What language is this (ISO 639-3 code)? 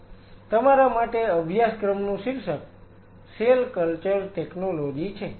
guj